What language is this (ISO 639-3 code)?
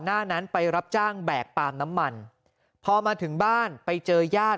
tha